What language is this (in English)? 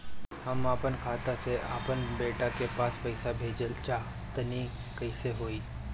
Bhojpuri